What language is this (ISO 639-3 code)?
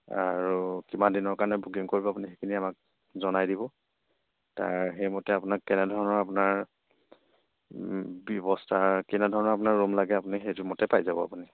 asm